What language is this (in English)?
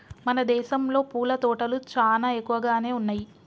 Telugu